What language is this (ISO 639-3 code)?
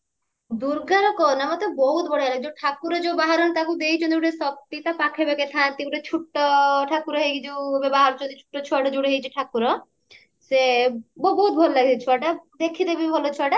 ori